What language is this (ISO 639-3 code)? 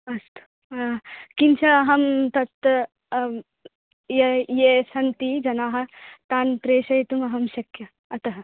san